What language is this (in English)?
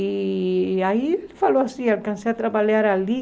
Portuguese